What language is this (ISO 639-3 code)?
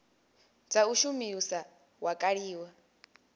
ven